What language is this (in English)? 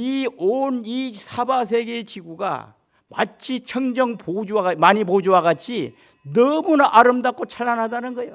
Korean